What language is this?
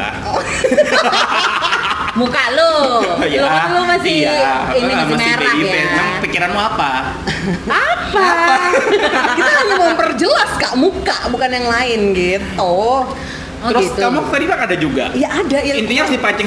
Indonesian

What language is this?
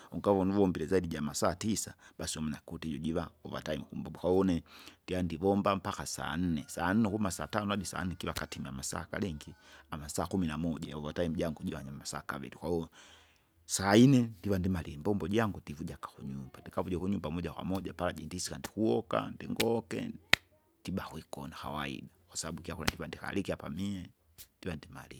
Kinga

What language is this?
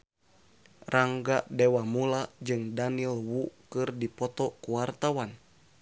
Sundanese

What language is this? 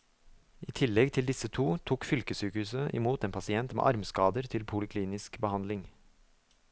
Norwegian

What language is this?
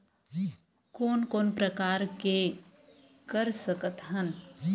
Chhattisgarhi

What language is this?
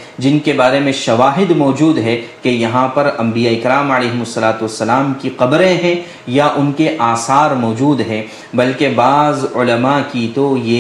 Urdu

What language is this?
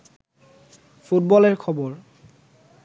Bangla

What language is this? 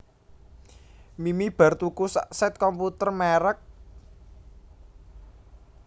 Javanese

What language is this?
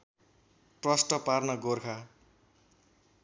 Nepali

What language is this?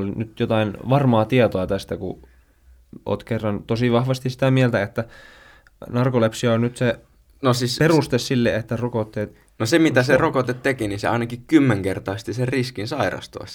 Finnish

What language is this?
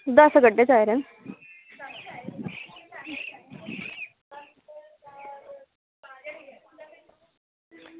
Dogri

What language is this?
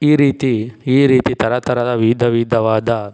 Kannada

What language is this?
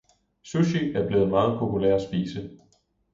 Danish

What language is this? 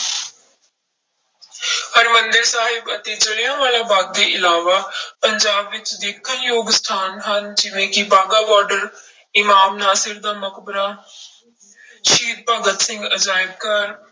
Punjabi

